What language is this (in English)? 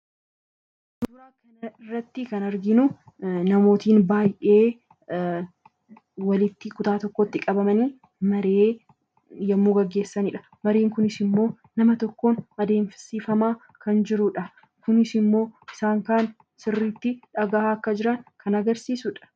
Oromo